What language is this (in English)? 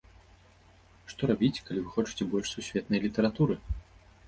Belarusian